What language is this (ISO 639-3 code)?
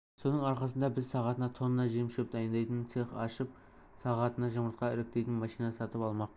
kaz